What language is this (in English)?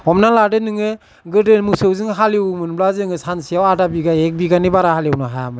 Bodo